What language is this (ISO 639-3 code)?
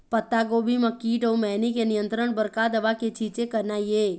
hne